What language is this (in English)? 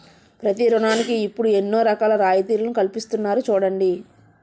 Telugu